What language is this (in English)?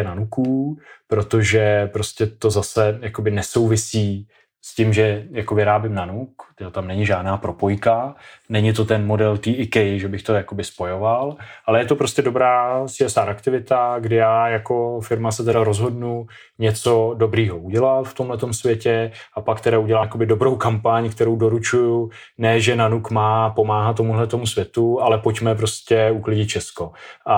Czech